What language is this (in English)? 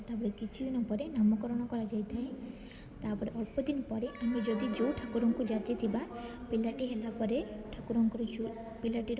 Odia